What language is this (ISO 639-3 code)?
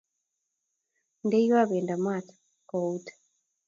kln